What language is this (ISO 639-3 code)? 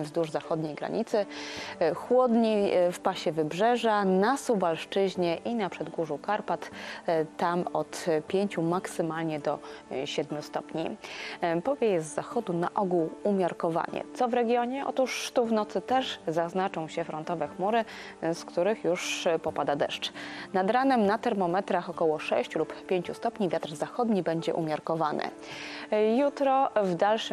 pol